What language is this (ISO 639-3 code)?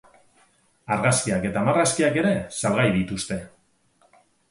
eus